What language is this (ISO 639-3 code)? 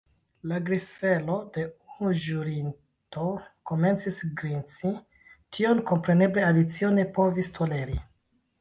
epo